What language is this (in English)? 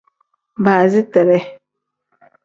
Tem